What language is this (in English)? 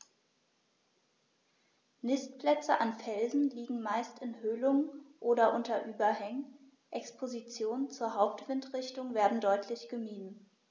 German